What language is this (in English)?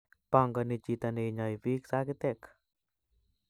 Kalenjin